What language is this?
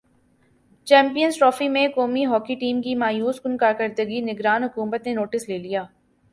Urdu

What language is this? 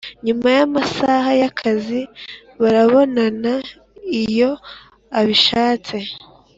Kinyarwanda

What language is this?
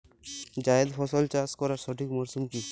Bangla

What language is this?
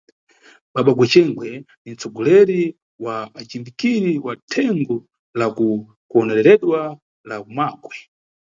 Nyungwe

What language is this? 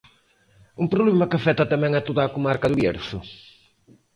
Galician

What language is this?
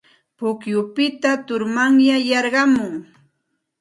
Santa Ana de Tusi Pasco Quechua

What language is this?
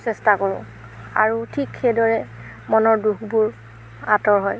Assamese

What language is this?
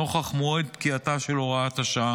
Hebrew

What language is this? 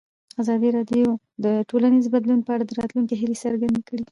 Pashto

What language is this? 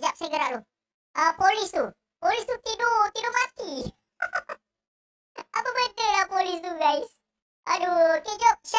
Malay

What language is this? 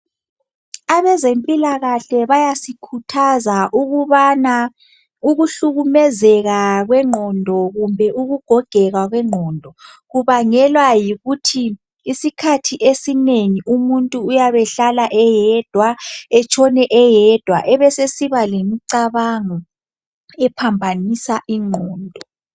North Ndebele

